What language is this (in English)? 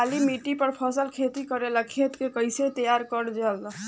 Bhojpuri